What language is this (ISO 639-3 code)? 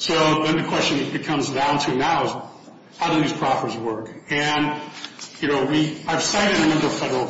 eng